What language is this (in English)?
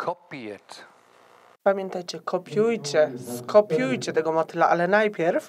Polish